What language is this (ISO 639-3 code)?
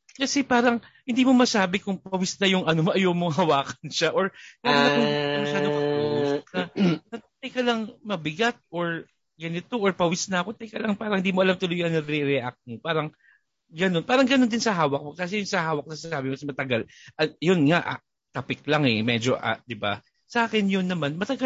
fil